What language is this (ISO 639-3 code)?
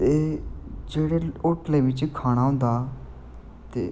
doi